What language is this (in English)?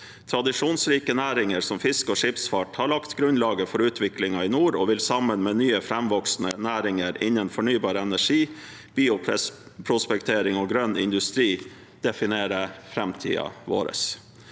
Norwegian